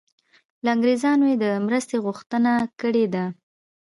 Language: Pashto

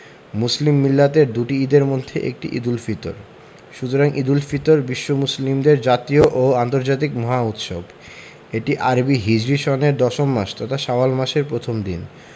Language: Bangla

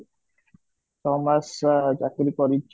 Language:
Odia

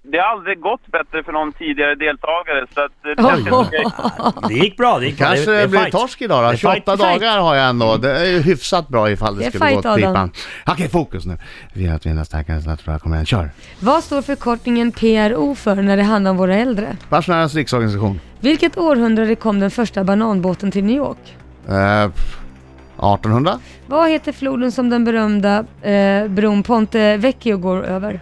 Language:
Swedish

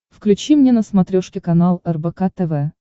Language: Russian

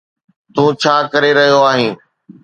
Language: Sindhi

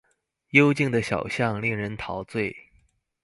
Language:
Chinese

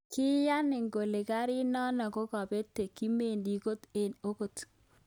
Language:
Kalenjin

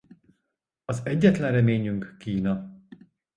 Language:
Hungarian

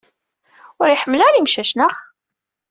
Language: Kabyle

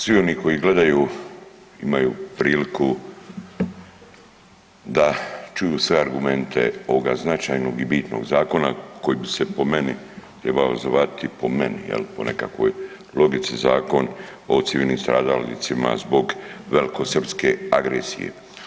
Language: Croatian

